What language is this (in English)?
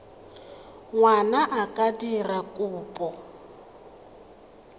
Tswana